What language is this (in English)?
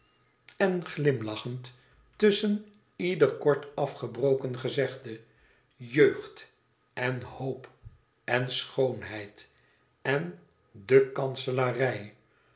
Dutch